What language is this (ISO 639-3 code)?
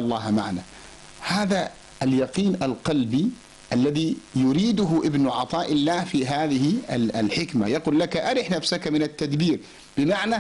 ara